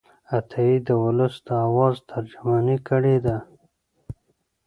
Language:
Pashto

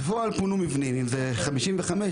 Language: Hebrew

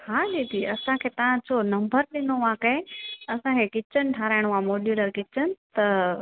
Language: Sindhi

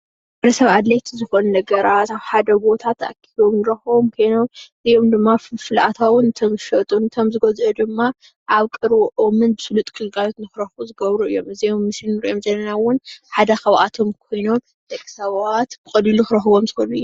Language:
Tigrinya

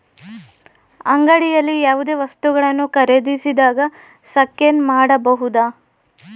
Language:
Kannada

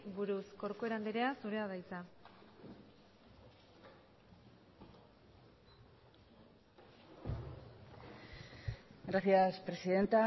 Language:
Basque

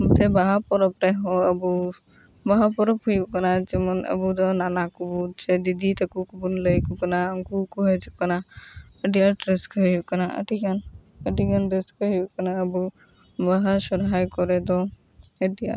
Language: Santali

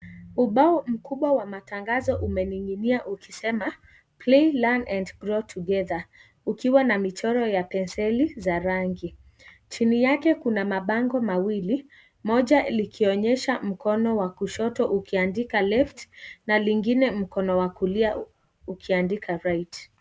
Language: Swahili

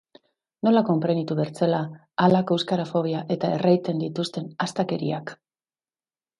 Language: Basque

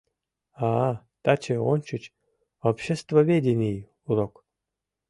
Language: Mari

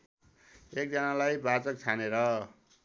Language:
Nepali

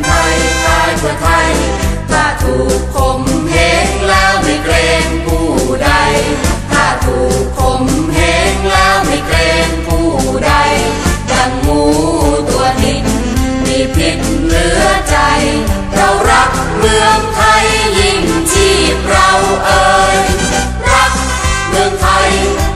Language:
Thai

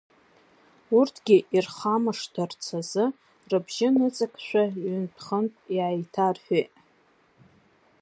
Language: Abkhazian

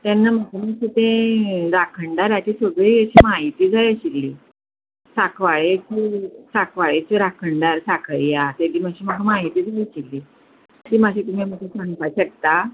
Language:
Konkani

